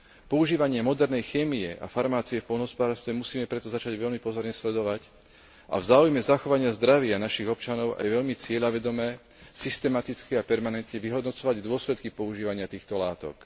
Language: Slovak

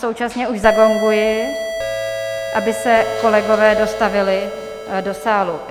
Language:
Czech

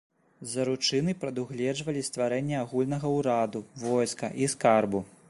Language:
Belarusian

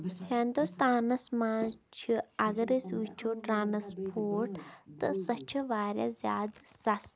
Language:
Kashmiri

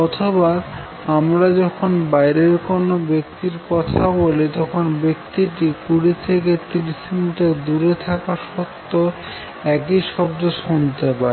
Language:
Bangla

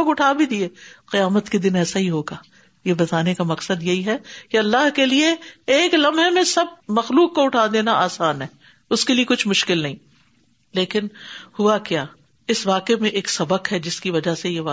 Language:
Urdu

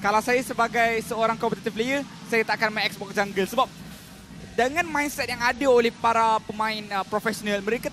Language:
Malay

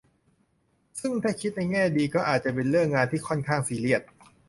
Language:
Thai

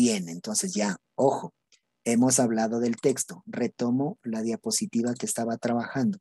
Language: Spanish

